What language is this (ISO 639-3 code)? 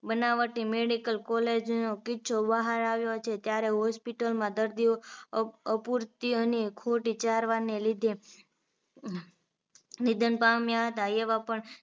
guj